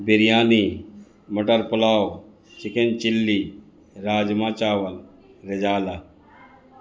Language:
Urdu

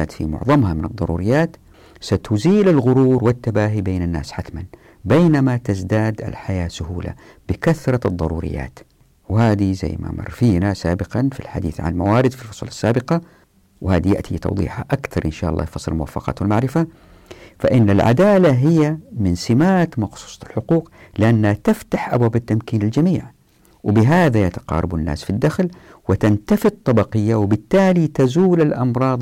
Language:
Arabic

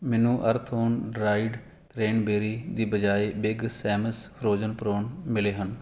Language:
Punjabi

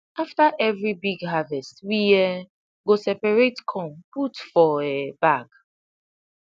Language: Nigerian Pidgin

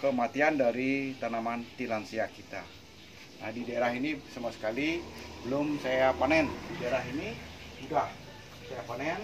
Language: Indonesian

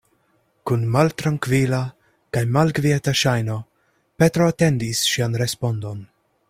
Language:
Esperanto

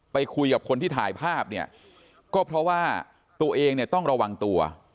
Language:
Thai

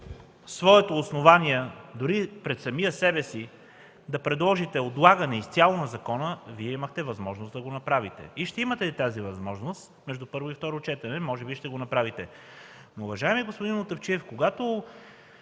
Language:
Bulgarian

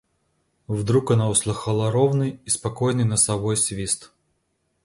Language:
Russian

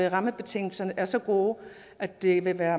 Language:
Danish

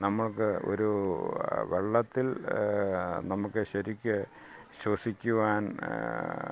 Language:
Malayalam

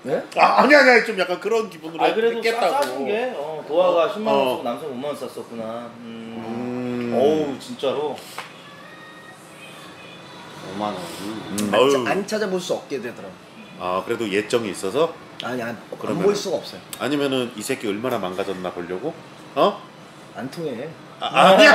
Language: Korean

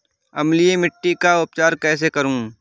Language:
Hindi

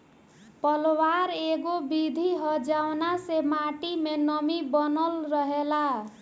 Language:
Bhojpuri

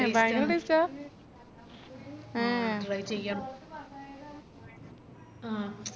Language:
Malayalam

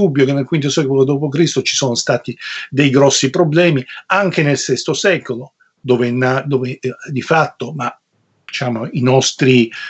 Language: Italian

